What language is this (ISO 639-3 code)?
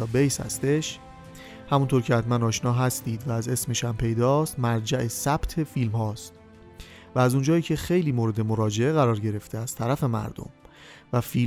fas